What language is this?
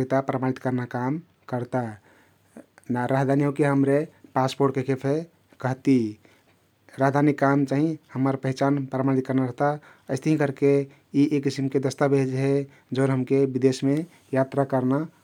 Kathoriya Tharu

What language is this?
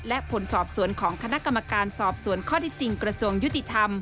Thai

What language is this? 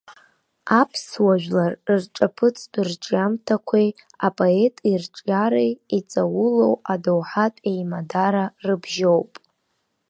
Abkhazian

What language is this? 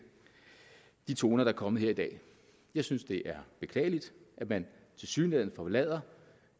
Danish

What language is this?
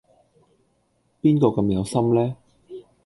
Cantonese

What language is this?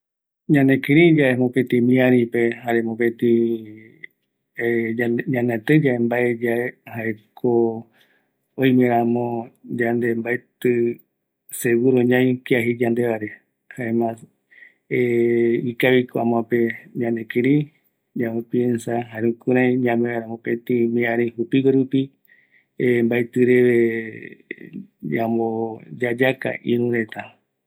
Eastern Bolivian Guaraní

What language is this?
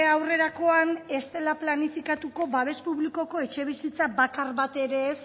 Basque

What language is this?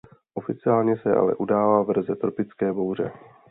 Czech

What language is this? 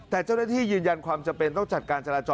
Thai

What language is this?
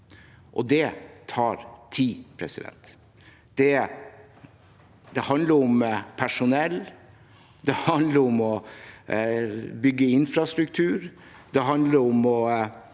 Norwegian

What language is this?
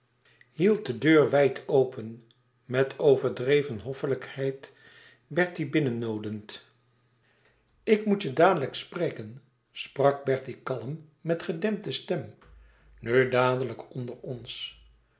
Dutch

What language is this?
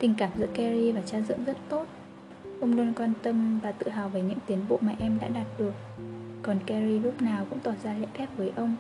Vietnamese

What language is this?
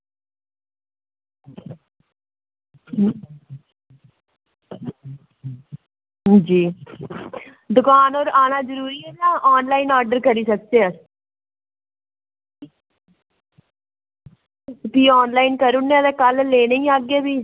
Dogri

